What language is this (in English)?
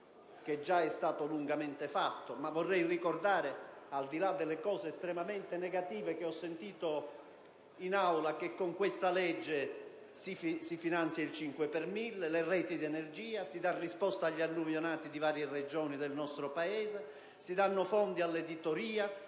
Italian